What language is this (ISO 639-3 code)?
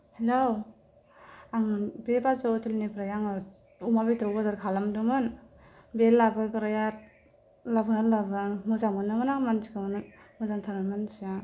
brx